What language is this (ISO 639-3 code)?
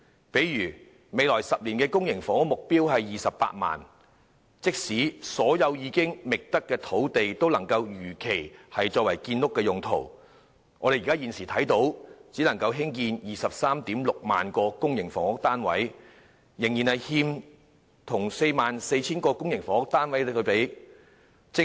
yue